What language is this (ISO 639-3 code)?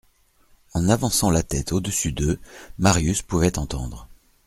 fra